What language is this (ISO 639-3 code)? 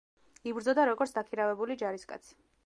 kat